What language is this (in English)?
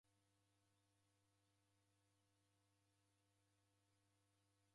Taita